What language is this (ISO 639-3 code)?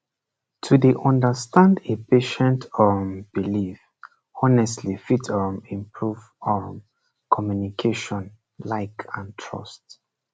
pcm